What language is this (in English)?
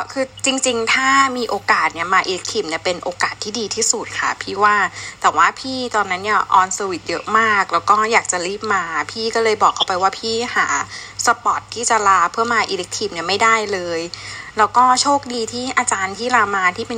Thai